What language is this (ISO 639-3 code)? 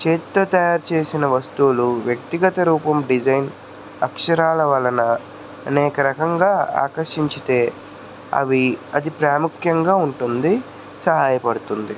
tel